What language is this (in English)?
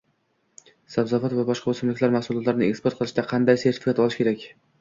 Uzbek